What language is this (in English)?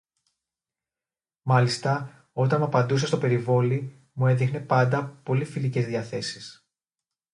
Greek